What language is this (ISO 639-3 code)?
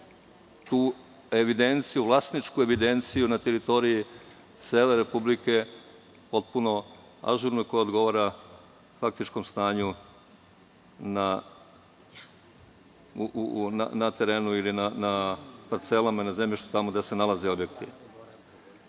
srp